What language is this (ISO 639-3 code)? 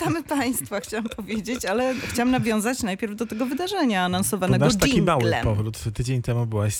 pol